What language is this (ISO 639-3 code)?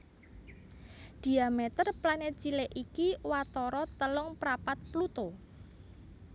jav